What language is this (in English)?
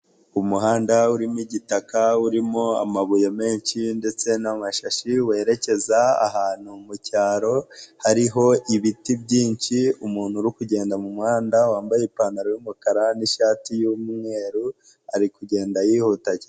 Kinyarwanda